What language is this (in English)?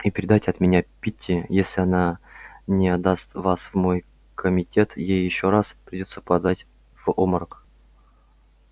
Russian